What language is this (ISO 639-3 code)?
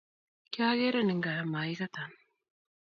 kln